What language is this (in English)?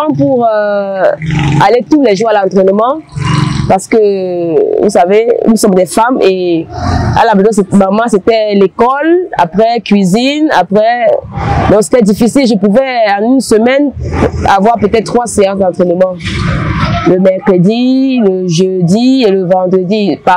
French